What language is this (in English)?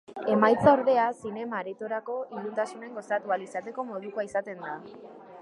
Basque